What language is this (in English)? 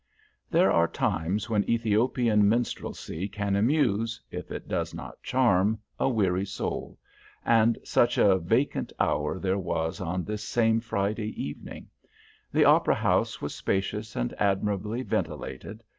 English